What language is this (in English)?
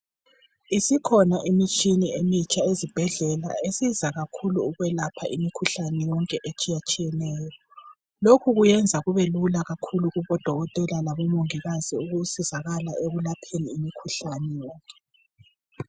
North Ndebele